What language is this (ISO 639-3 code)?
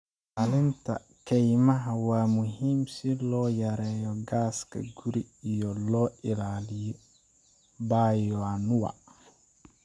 som